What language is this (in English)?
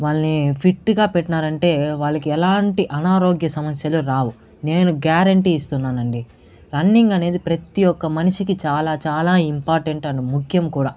Telugu